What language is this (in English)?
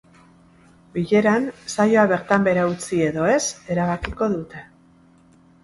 Basque